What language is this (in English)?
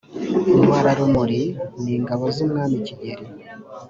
Kinyarwanda